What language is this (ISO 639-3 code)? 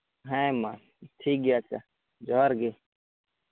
sat